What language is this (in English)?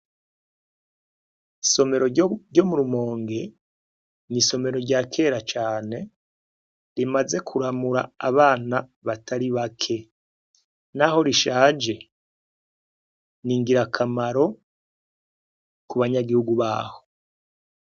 Rundi